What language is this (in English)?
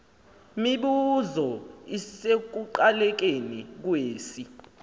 Xhosa